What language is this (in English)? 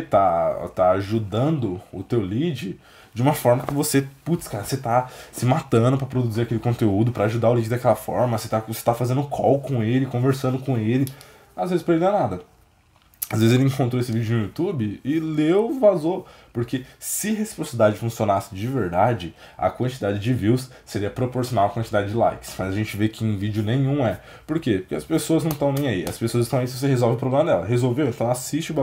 Portuguese